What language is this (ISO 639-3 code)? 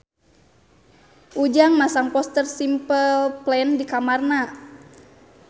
sun